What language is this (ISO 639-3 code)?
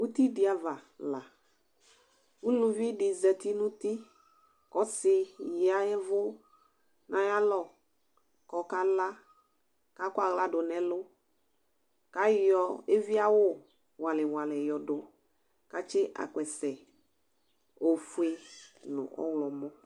kpo